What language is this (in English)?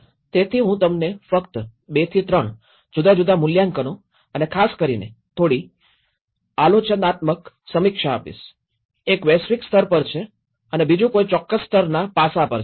Gujarati